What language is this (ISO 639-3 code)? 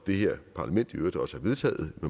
dan